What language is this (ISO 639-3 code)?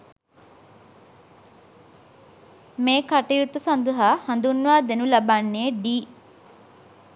sin